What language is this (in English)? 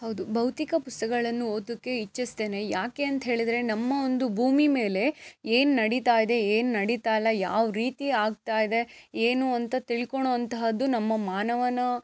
Kannada